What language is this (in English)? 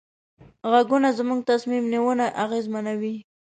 Pashto